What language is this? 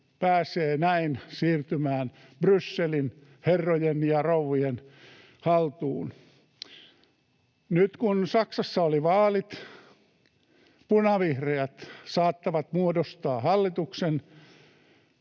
Finnish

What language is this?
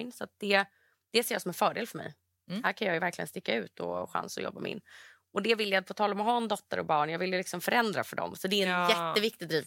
Swedish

